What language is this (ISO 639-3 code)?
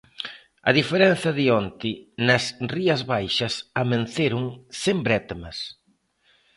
glg